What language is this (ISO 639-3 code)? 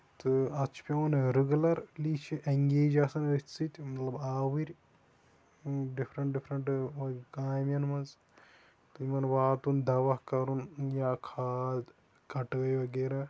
kas